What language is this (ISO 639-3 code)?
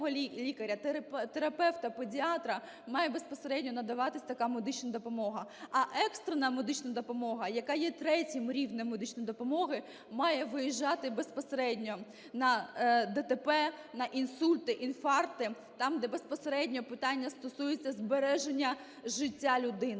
ukr